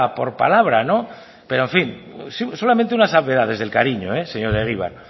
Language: Spanish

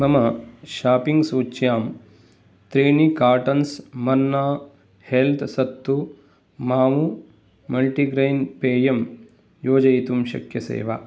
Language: Sanskrit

